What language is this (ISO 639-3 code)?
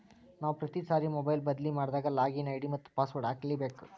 kan